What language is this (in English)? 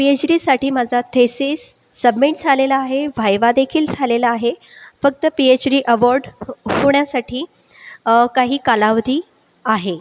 Marathi